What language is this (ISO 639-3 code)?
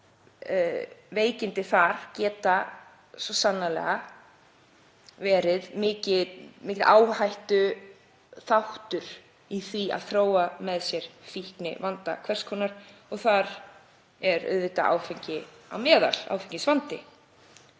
isl